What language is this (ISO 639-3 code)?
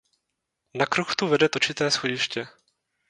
ces